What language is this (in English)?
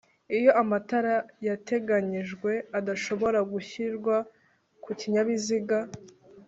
Kinyarwanda